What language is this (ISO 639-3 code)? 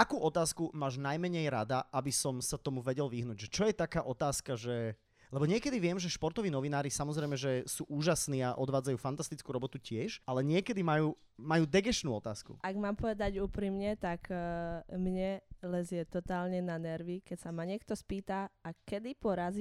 slk